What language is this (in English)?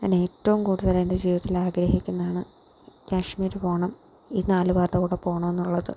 Malayalam